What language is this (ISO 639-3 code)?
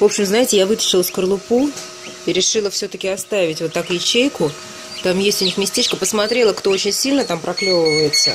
rus